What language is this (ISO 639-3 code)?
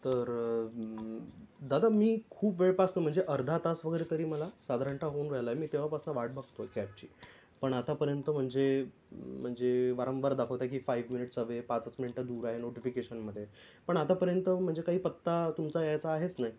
mar